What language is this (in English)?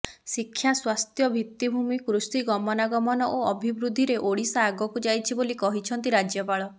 Odia